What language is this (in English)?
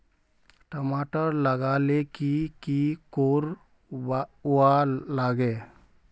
Magahi